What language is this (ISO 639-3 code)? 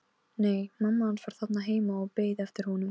isl